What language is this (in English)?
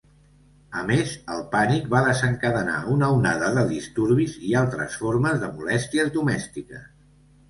Catalan